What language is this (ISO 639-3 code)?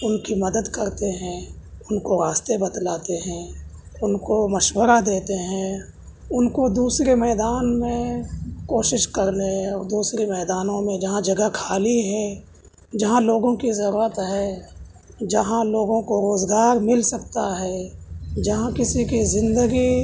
urd